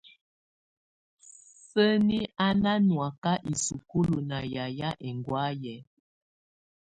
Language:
Tunen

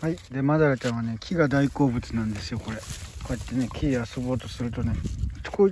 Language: Japanese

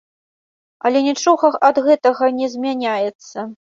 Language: Belarusian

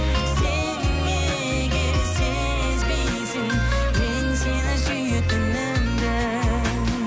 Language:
Kazakh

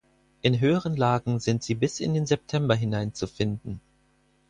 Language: German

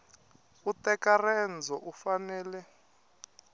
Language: Tsonga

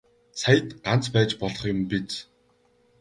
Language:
Mongolian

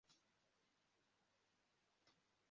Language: Kinyarwanda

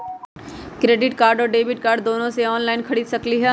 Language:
Magahi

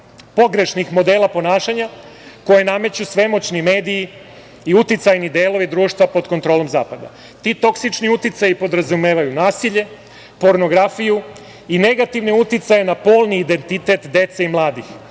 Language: Serbian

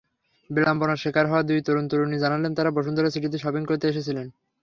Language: Bangla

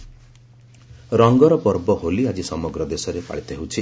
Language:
Odia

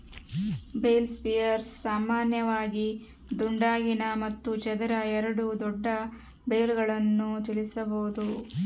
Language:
Kannada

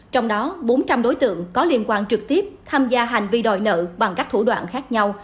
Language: Vietnamese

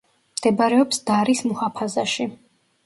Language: Georgian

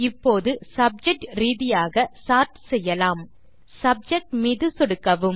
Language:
Tamil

